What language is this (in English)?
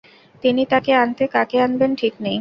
Bangla